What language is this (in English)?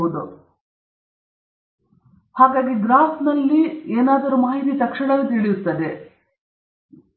Kannada